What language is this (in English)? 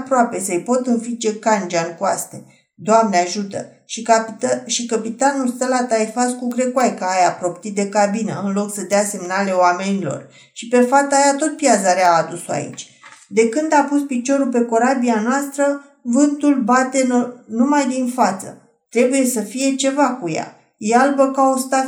Romanian